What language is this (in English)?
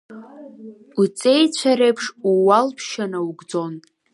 Abkhazian